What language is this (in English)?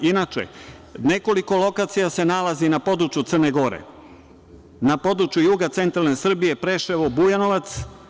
Serbian